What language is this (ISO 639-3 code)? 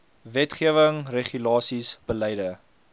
afr